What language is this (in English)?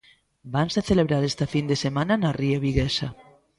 Galician